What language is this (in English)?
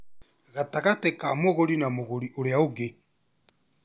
Kikuyu